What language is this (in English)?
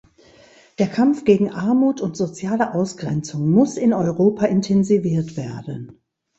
German